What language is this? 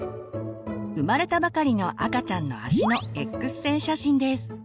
Japanese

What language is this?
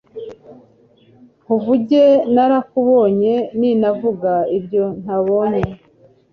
Kinyarwanda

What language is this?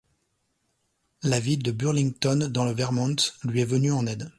French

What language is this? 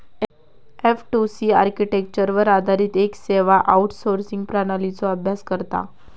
Marathi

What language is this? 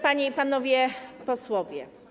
Polish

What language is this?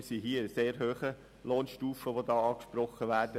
Swiss German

